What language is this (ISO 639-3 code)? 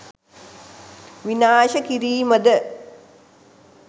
sin